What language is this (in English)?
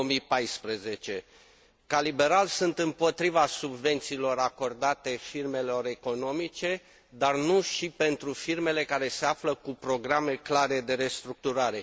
Romanian